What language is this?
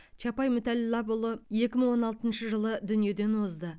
Kazakh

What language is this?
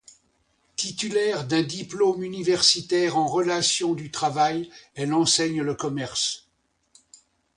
French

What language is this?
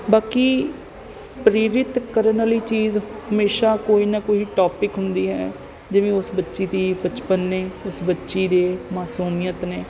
Punjabi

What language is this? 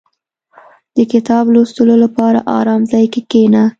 Pashto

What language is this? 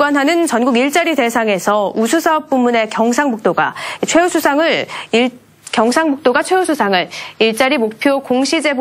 Korean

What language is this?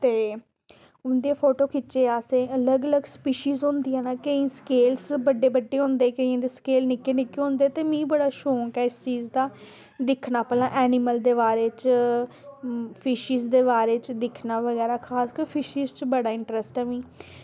Dogri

